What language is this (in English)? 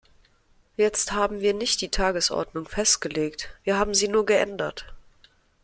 German